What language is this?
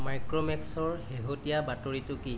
Assamese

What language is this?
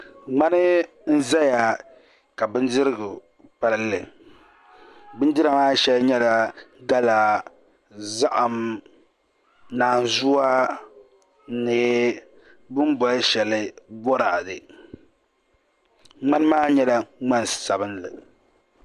Dagbani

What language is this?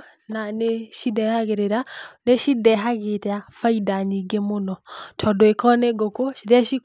Kikuyu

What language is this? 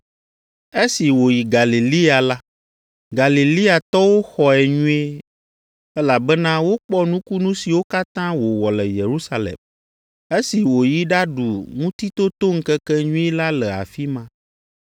Ewe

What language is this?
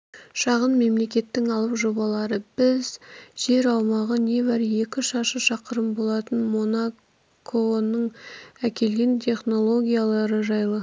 Kazakh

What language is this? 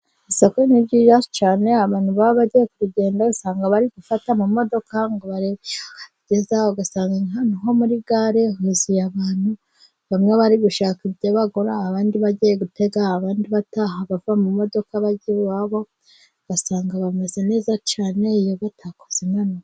Kinyarwanda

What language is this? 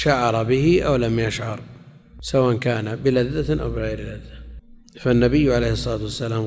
Arabic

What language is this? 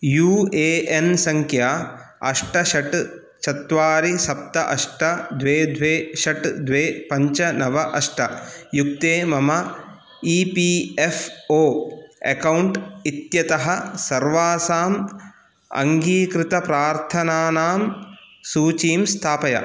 Sanskrit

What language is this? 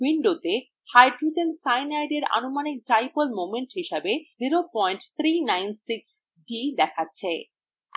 Bangla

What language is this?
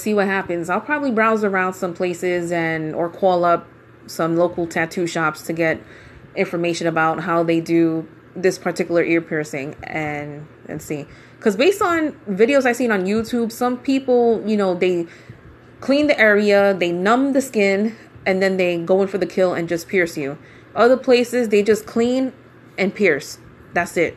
English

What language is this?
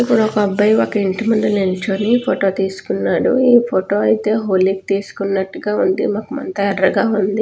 Telugu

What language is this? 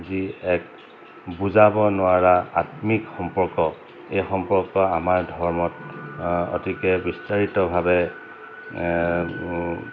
Assamese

